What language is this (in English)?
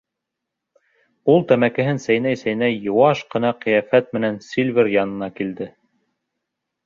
Bashkir